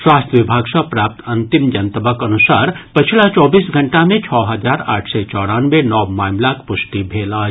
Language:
Maithili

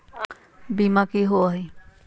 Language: Magahi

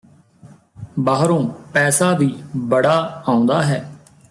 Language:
Punjabi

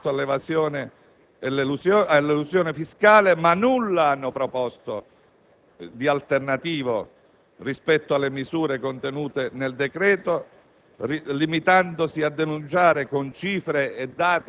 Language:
Italian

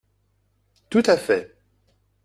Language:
French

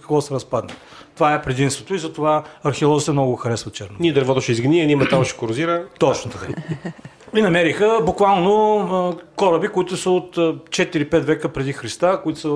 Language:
Bulgarian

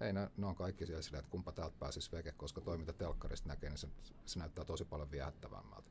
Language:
Finnish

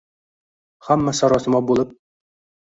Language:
Uzbek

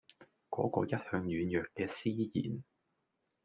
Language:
Cantonese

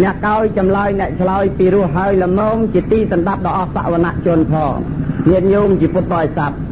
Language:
Thai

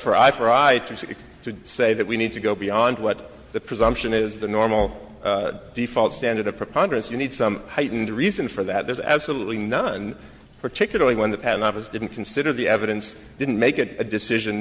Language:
English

